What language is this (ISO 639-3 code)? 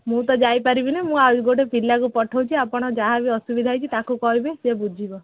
ori